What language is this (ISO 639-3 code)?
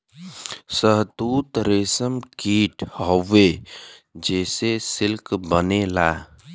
bho